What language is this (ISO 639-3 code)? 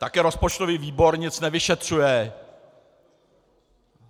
ces